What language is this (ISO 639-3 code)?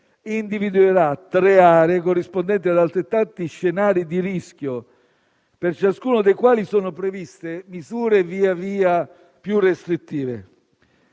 ita